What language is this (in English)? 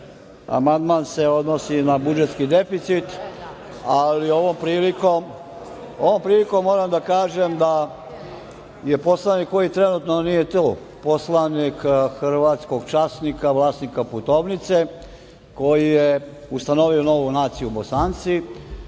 Serbian